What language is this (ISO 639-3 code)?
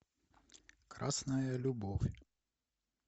rus